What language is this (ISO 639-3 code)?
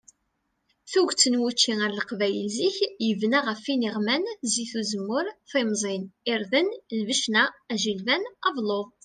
kab